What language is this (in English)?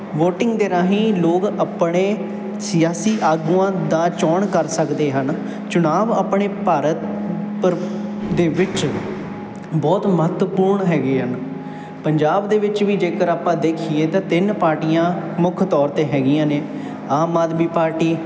Punjabi